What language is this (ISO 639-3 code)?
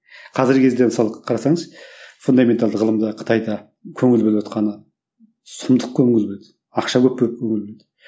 kaz